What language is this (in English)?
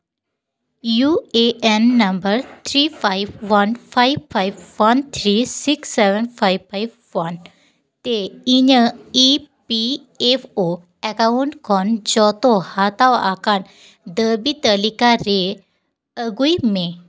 Santali